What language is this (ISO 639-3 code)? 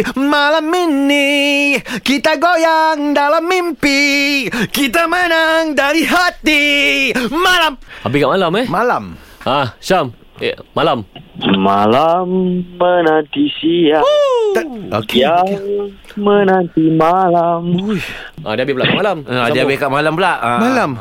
msa